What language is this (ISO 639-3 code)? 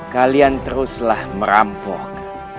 ind